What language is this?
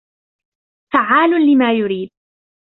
Arabic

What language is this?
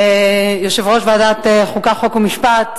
Hebrew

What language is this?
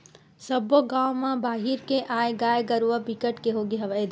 Chhattisgarhi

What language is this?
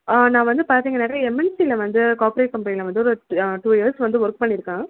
Tamil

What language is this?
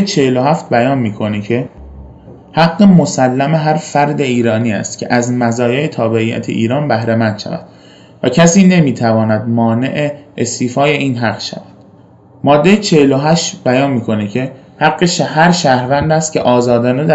Persian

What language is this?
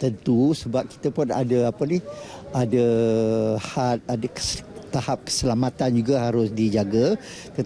Malay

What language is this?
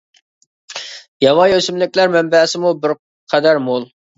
Uyghur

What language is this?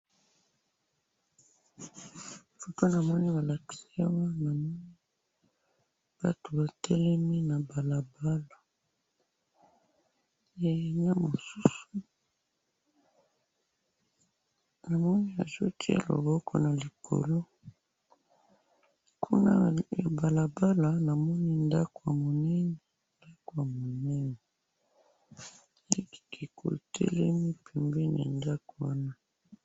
Lingala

